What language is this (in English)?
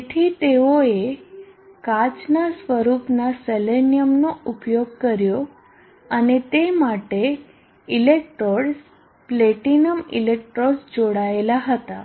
Gujarati